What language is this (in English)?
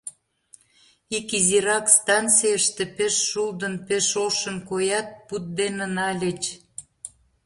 Mari